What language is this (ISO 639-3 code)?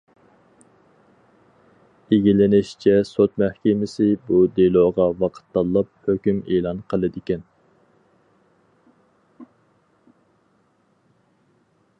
uig